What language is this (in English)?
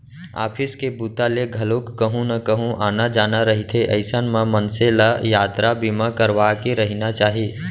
Chhattisgarhi